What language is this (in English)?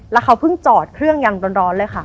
Thai